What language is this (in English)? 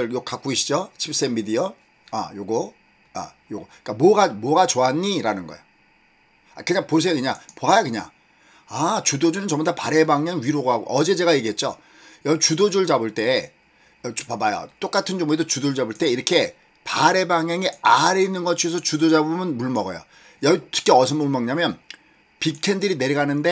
Korean